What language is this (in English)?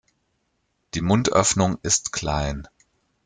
German